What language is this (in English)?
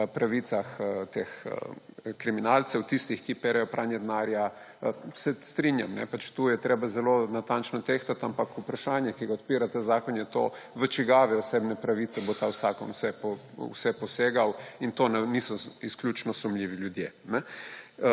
Slovenian